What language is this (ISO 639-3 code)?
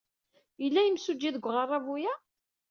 kab